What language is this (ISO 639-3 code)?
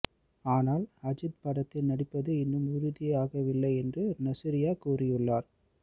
tam